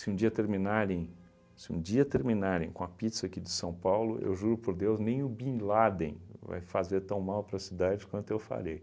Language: Portuguese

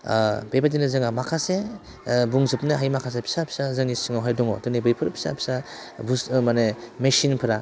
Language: Bodo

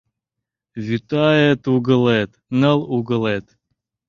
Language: Mari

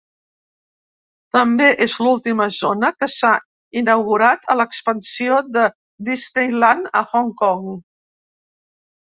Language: Catalan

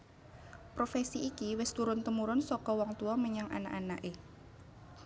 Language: Javanese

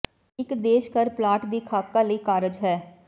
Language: Punjabi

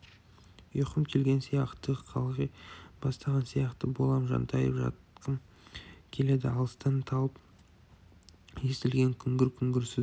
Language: Kazakh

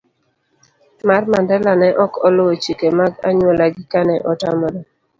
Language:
Luo (Kenya and Tanzania)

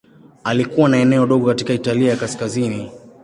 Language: Swahili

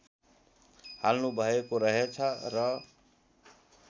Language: Nepali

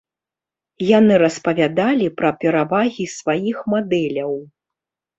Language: Belarusian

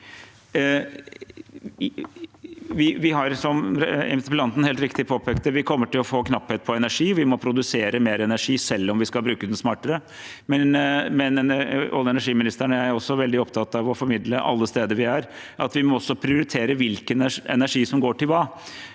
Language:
Norwegian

